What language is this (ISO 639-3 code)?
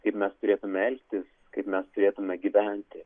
lit